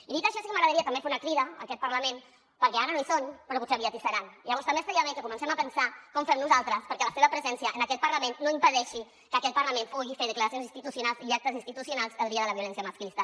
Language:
Catalan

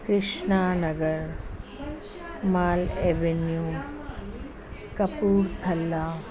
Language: Sindhi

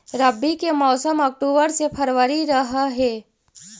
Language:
Magahi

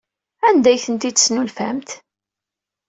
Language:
Kabyle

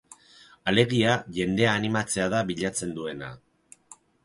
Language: Basque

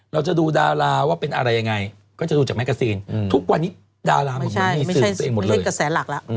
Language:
Thai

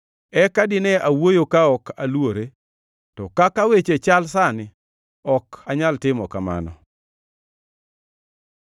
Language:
Luo (Kenya and Tanzania)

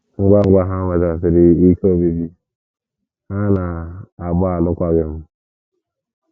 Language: Igbo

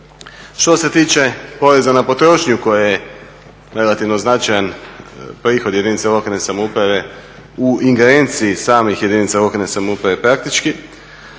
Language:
Croatian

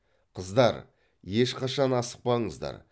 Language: Kazakh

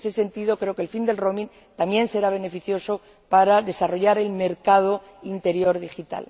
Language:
Spanish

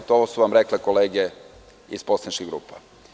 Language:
Serbian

